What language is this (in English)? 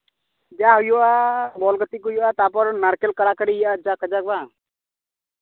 Santali